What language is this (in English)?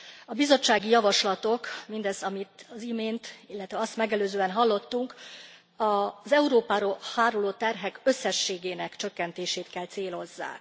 Hungarian